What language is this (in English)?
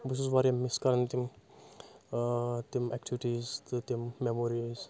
Kashmiri